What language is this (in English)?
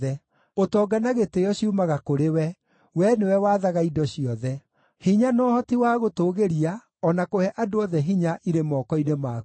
Kikuyu